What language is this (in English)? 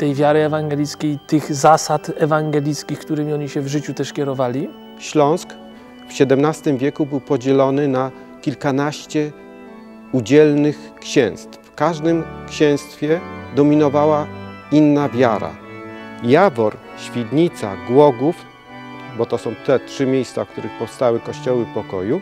Polish